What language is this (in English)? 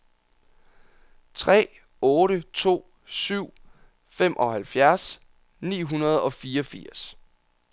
Danish